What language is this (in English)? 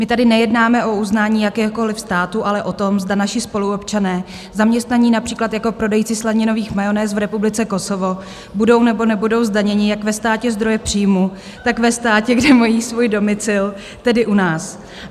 Czech